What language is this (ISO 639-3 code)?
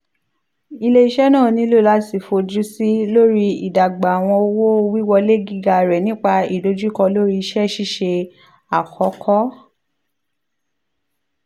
yor